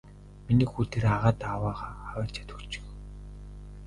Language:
Mongolian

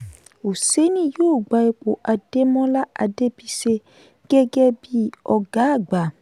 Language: Yoruba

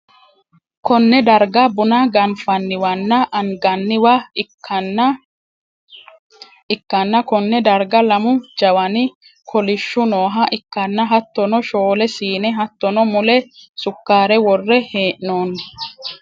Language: Sidamo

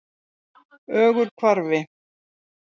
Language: Icelandic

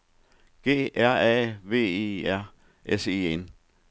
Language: Danish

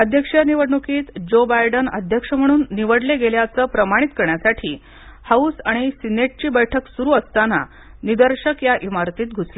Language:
Marathi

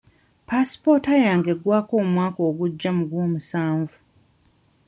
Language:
Ganda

